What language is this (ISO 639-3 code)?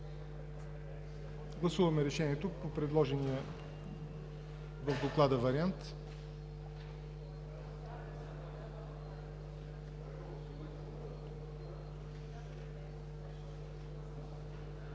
bul